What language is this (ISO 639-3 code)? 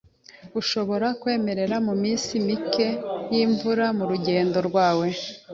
kin